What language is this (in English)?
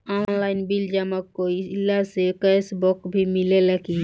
Bhojpuri